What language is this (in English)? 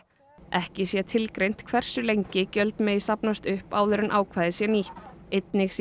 Icelandic